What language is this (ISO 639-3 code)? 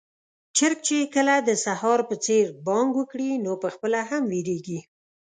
pus